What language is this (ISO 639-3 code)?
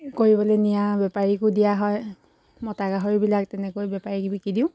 asm